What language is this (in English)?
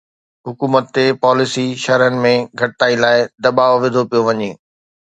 Sindhi